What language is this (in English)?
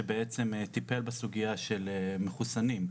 Hebrew